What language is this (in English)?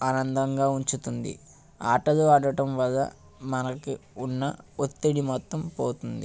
Telugu